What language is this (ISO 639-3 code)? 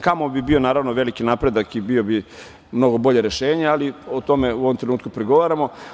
srp